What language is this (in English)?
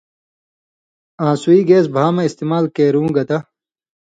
Indus Kohistani